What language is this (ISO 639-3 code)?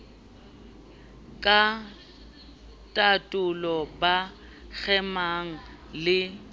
sot